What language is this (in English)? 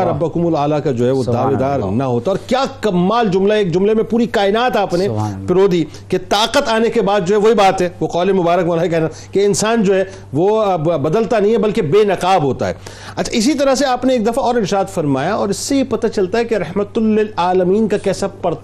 Urdu